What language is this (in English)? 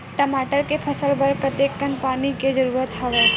Chhattisgarhi